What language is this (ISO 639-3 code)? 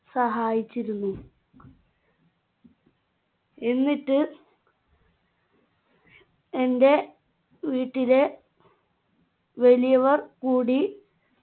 mal